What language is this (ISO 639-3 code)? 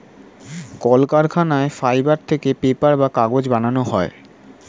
ben